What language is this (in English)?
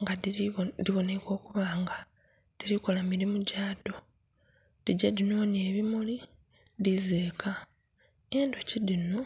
Soga